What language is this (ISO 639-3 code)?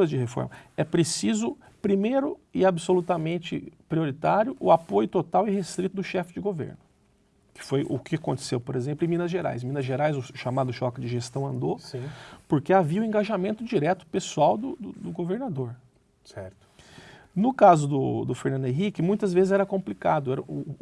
por